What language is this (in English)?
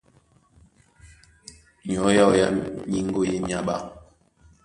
Duala